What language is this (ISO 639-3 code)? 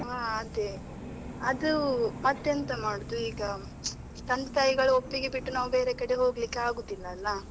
kan